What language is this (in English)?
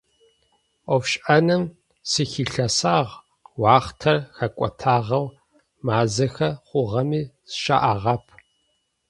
Adyghe